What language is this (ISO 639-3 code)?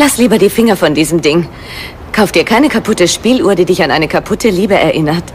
deu